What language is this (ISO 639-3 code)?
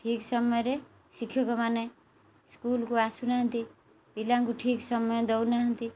ori